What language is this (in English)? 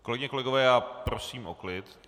Czech